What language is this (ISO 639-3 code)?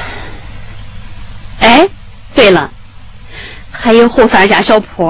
zho